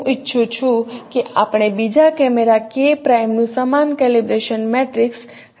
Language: Gujarati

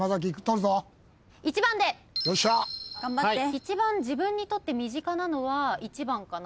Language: Japanese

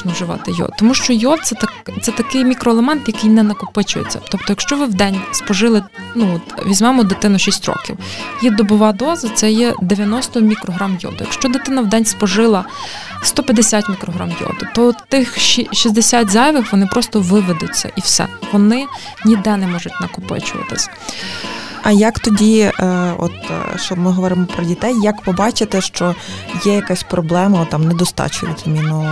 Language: Ukrainian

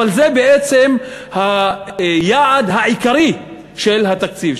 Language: Hebrew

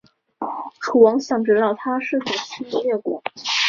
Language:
Chinese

